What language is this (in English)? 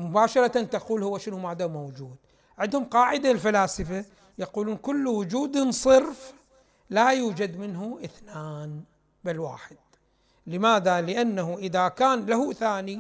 Arabic